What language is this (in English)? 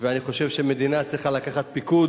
Hebrew